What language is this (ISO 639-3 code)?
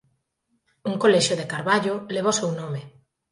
glg